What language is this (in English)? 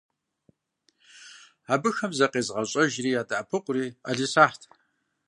Kabardian